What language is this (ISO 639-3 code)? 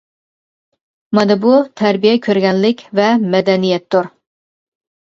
uig